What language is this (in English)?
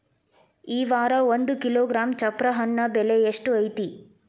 Kannada